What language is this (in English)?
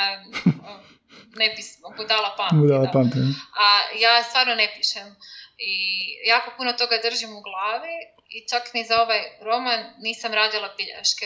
Croatian